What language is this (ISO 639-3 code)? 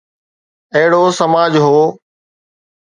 snd